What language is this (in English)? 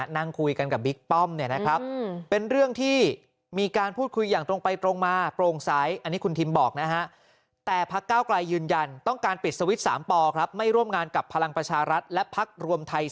Thai